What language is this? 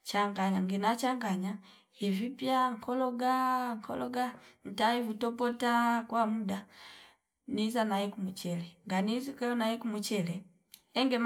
Fipa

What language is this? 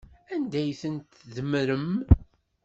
Kabyle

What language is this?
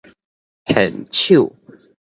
Min Nan Chinese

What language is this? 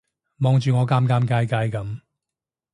Cantonese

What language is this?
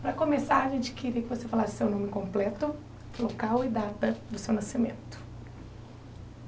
Portuguese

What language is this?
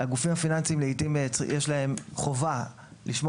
Hebrew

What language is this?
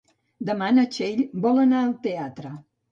Catalan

